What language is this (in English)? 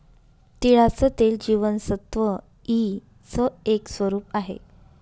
Marathi